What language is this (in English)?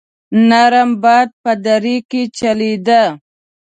Pashto